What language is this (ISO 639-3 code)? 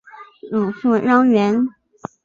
zho